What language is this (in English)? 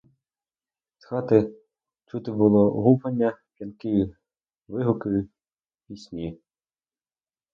Ukrainian